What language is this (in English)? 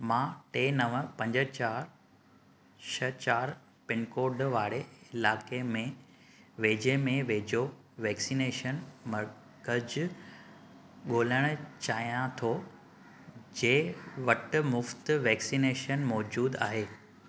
Sindhi